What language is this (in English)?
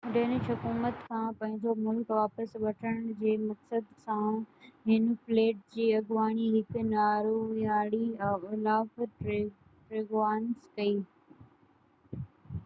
Sindhi